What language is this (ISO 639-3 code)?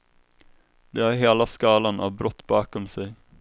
swe